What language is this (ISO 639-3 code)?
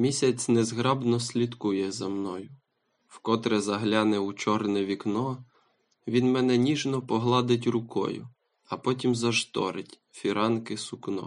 ukr